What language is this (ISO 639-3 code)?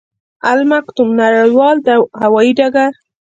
pus